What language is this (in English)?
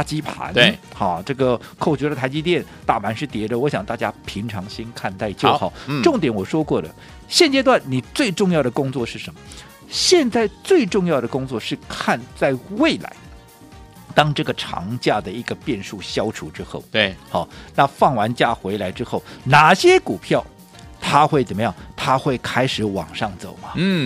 Chinese